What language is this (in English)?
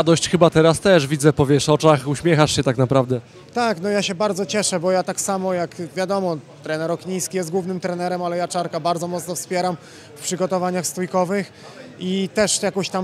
Polish